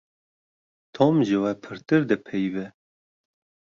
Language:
Kurdish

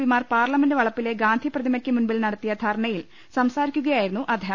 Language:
Malayalam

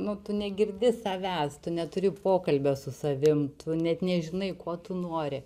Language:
Lithuanian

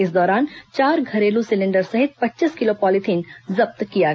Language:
Hindi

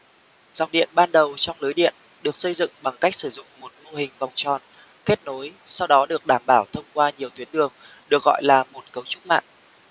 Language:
Vietnamese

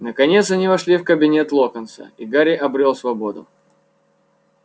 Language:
Russian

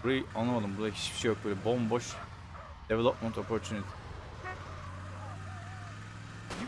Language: Turkish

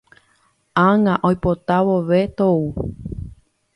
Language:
Guarani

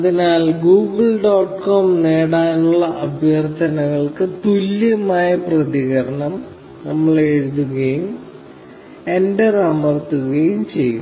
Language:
Malayalam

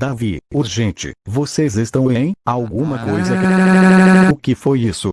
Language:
Portuguese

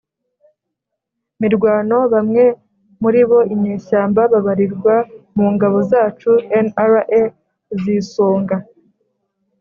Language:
Kinyarwanda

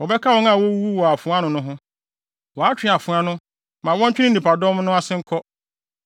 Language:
Akan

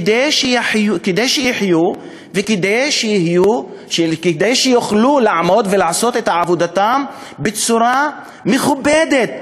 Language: Hebrew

